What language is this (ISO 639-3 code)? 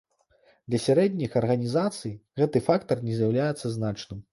bel